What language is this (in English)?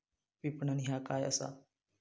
Marathi